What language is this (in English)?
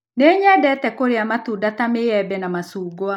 Kikuyu